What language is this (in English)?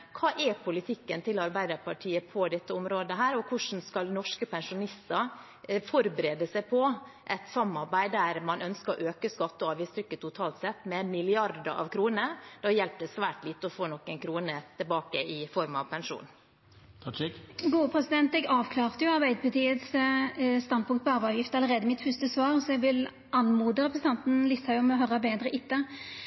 Norwegian